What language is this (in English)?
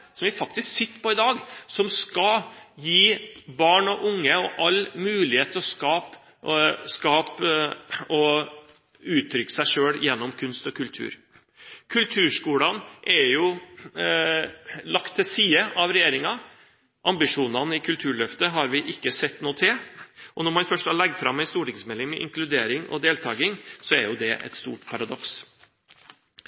Norwegian Bokmål